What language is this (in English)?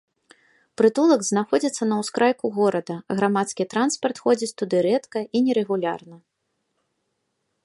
Belarusian